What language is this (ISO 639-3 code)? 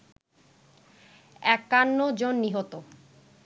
ben